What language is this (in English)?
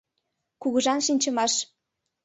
Mari